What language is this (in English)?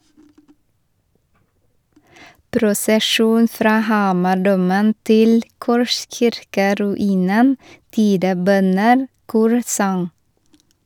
Norwegian